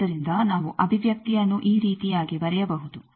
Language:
Kannada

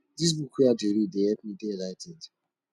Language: Nigerian Pidgin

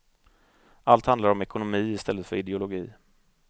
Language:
Swedish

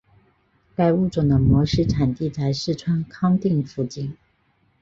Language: Chinese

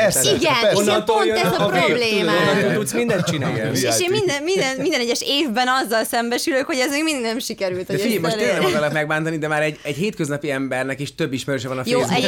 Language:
Hungarian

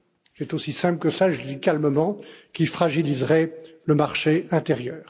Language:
French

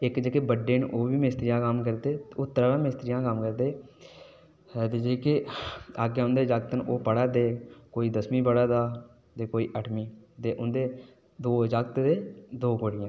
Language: Dogri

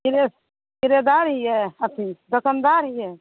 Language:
Maithili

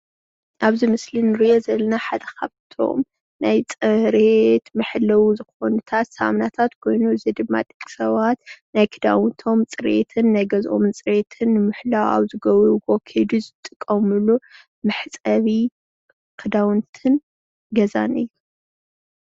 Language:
Tigrinya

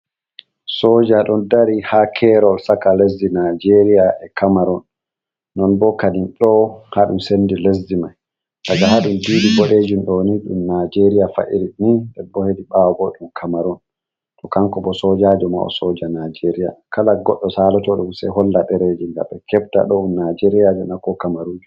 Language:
Fula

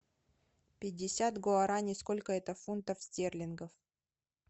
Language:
Russian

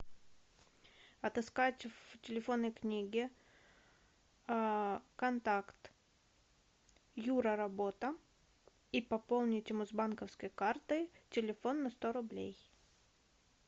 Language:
Russian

